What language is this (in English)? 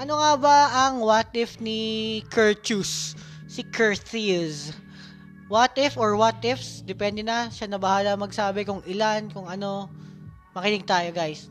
Filipino